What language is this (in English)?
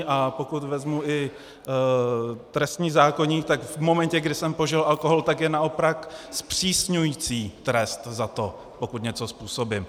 Czech